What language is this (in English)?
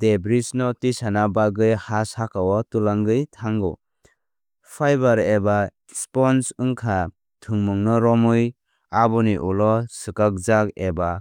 Kok Borok